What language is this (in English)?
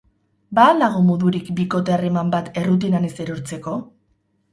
Basque